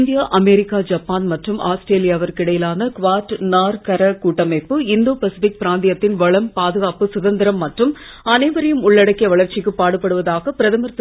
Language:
Tamil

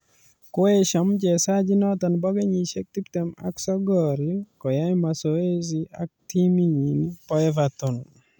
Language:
Kalenjin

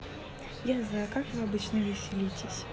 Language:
Russian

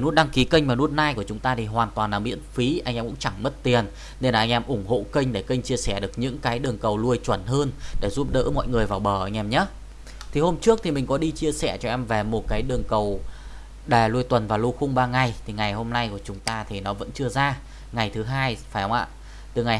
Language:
Vietnamese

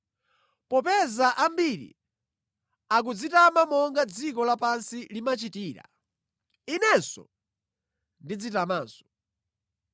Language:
Nyanja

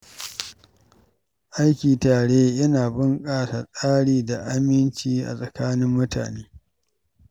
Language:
Hausa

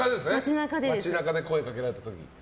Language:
Japanese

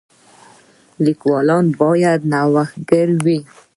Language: Pashto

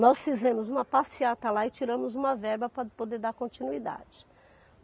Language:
Portuguese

